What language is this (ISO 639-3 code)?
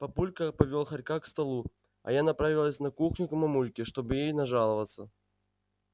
rus